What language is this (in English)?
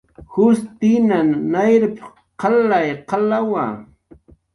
Jaqaru